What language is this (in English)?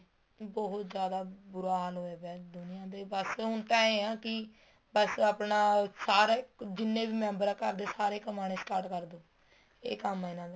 Punjabi